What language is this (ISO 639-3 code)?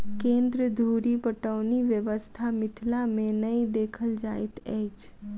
mai